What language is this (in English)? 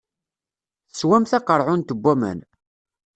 Kabyle